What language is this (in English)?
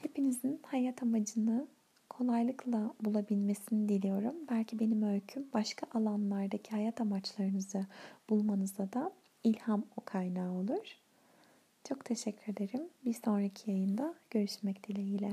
Turkish